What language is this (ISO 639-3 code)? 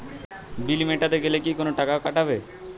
ben